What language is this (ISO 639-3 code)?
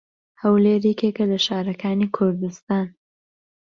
ckb